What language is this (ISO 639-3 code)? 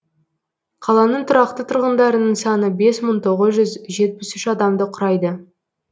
kaz